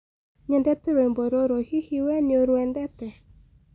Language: Kikuyu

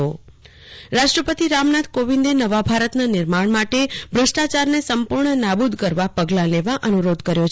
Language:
Gujarati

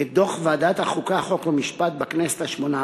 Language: Hebrew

